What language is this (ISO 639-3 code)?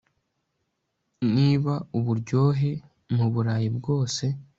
kin